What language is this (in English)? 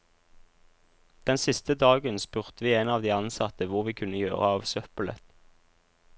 Norwegian